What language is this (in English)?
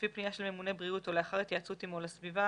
Hebrew